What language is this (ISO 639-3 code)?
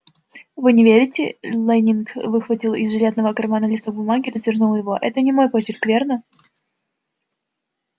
rus